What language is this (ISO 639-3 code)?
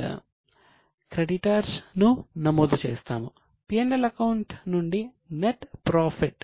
tel